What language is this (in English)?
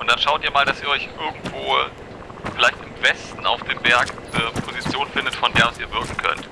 German